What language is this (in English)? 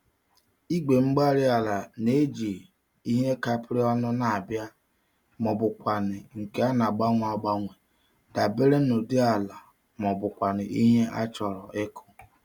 Igbo